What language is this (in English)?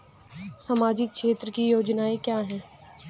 Hindi